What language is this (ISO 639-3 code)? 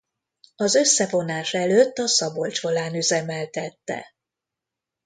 hun